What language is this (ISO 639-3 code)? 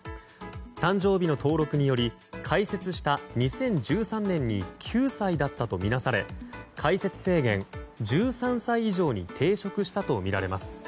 jpn